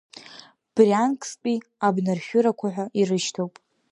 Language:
Abkhazian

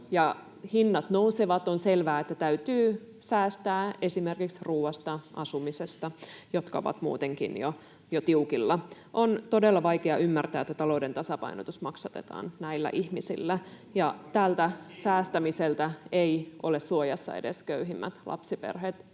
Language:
Finnish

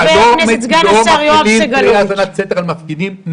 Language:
Hebrew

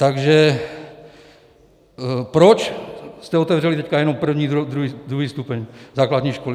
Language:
Czech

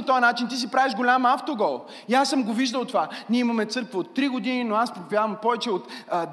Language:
Bulgarian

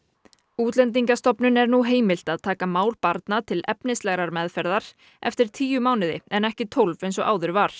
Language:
Icelandic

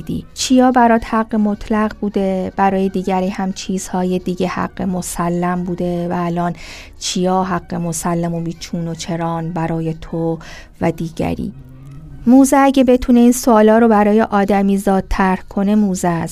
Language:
Persian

